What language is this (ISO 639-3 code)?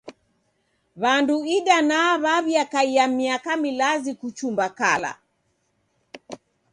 dav